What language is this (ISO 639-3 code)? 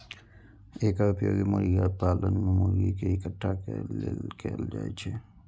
mai